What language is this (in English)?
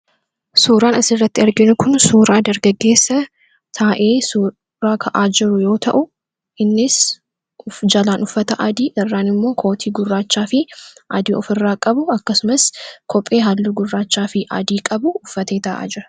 Oromo